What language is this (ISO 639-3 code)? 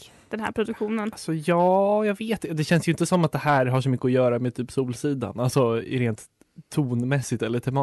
swe